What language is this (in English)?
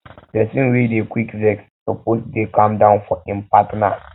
Nigerian Pidgin